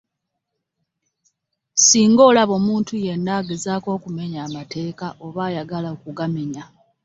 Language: Ganda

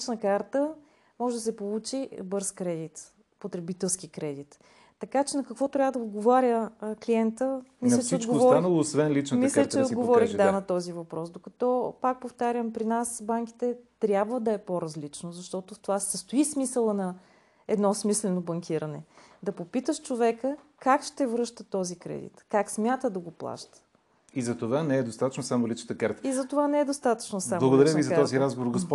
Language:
Bulgarian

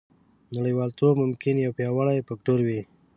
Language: Pashto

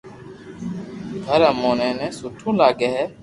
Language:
Loarki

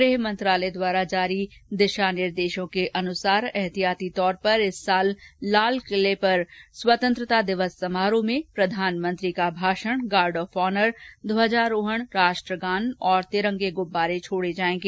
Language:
Hindi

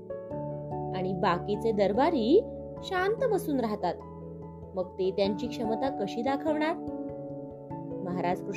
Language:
Marathi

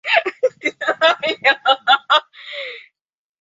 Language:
Spanish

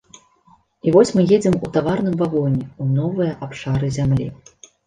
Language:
Belarusian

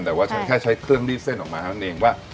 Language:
Thai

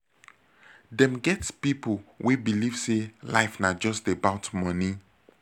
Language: Nigerian Pidgin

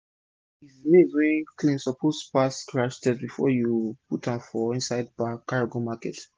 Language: Nigerian Pidgin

